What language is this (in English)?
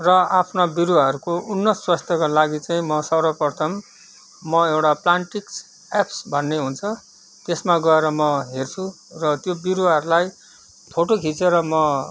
Nepali